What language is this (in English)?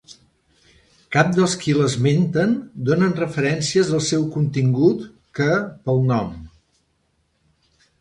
Catalan